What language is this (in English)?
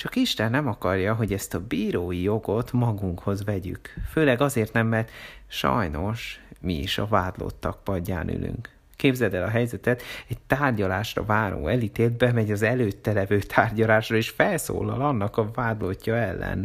Hungarian